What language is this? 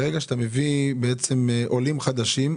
Hebrew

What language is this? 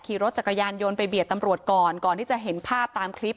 Thai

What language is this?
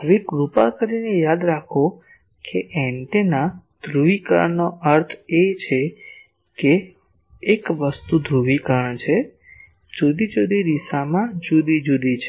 Gujarati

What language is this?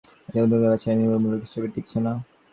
Bangla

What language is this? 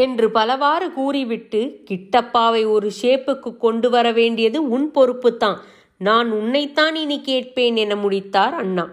Tamil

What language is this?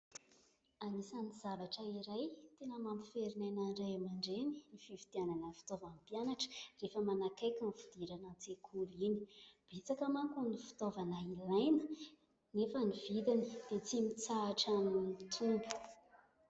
Malagasy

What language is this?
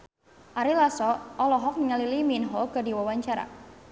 Sundanese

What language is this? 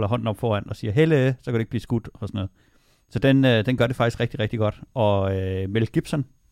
Danish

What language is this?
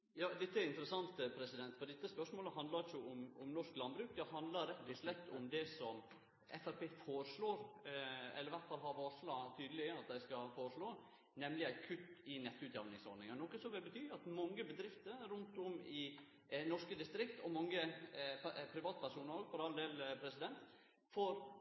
Norwegian Nynorsk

